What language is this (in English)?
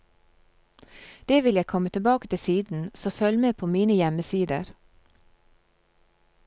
Norwegian